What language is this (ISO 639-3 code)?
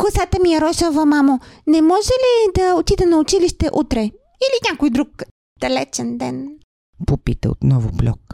bul